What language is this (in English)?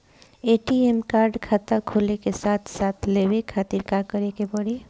Bhojpuri